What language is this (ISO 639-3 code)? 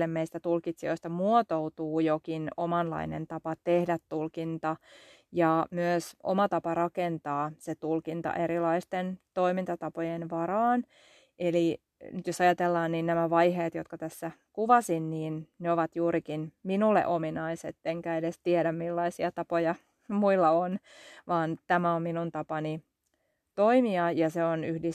fin